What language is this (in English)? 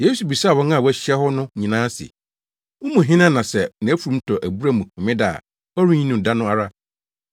Akan